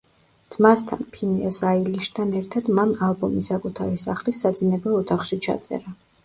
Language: Georgian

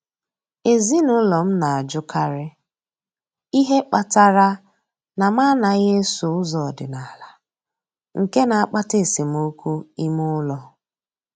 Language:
Igbo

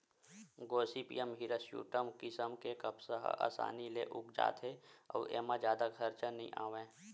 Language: Chhattisgarhi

